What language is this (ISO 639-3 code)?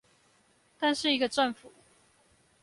zho